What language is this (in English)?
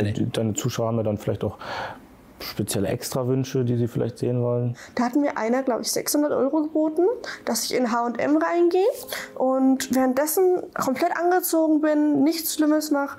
German